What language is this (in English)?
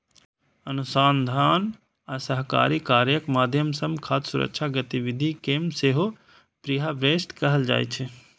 Maithili